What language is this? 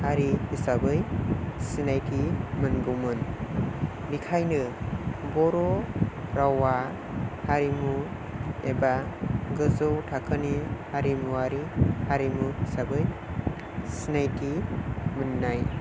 Bodo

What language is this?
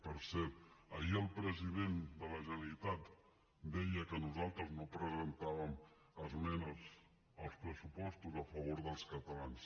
Catalan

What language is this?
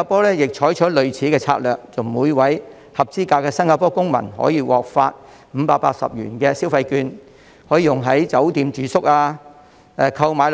Cantonese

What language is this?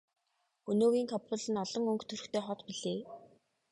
Mongolian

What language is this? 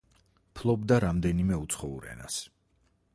Georgian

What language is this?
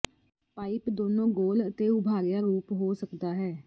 Punjabi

